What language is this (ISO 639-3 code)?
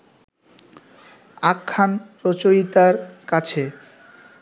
ben